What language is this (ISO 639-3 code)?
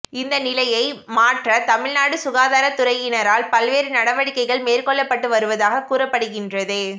tam